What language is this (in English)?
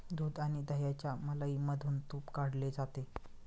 Marathi